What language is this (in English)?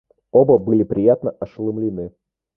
Russian